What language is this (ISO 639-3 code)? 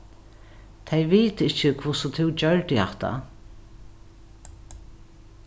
fao